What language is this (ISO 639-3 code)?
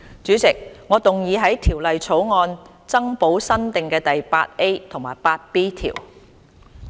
yue